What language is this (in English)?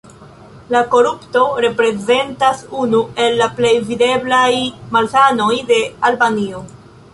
Esperanto